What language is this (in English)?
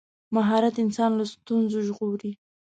Pashto